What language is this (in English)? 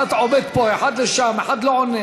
Hebrew